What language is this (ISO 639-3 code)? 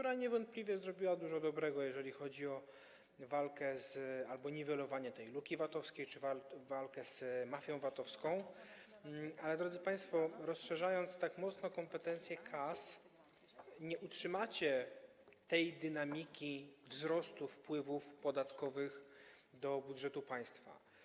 pol